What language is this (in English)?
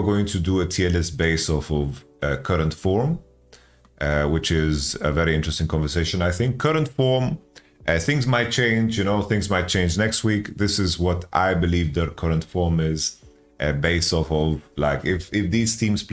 English